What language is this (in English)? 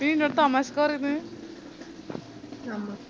Malayalam